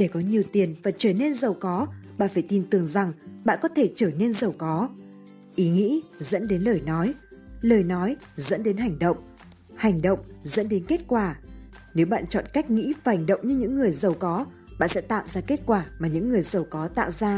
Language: Vietnamese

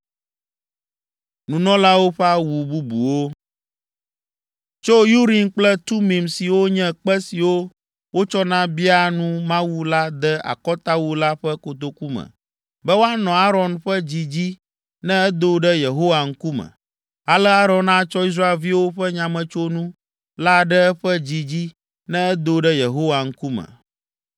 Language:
Ewe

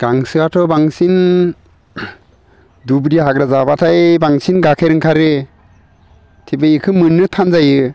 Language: Bodo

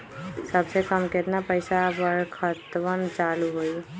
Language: Magahi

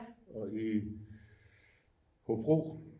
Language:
Danish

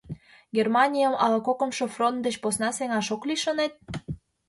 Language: Mari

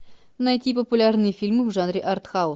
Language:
Russian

